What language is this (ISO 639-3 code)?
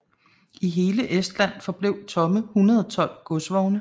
dan